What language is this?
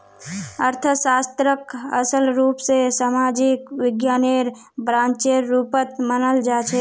Magahi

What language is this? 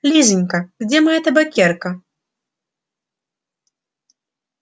Russian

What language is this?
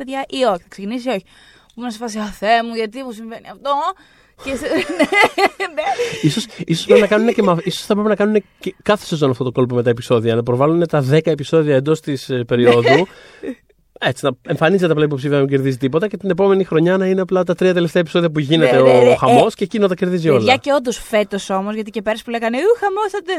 Greek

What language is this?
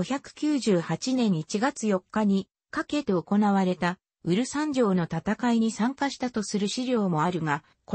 Japanese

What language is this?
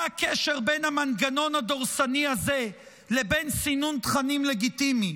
Hebrew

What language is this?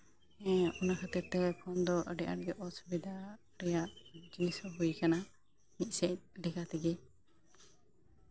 Santali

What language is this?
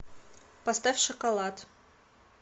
Russian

